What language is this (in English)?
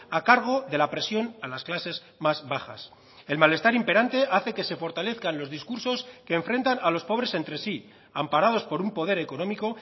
Spanish